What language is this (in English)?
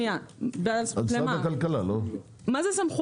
Hebrew